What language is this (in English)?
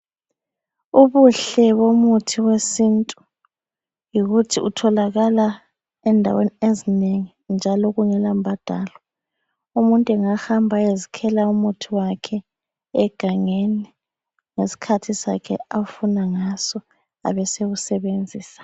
North Ndebele